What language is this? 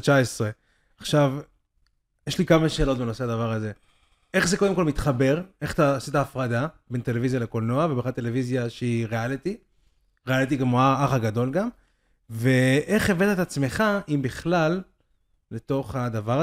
Hebrew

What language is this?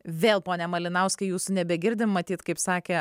Lithuanian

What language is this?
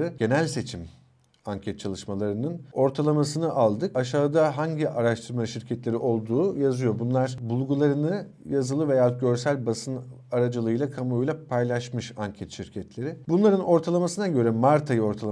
Turkish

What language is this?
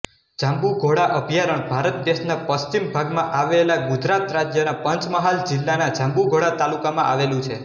Gujarati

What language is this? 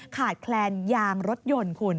Thai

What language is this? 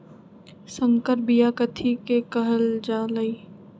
Magahi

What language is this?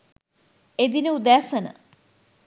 Sinhala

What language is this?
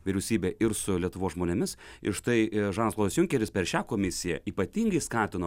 Lithuanian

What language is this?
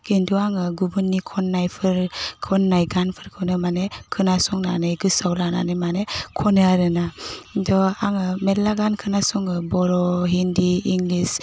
Bodo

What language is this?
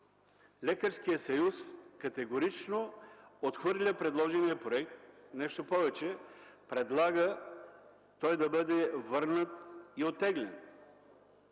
Bulgarian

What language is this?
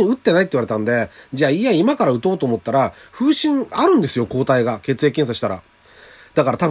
Japanese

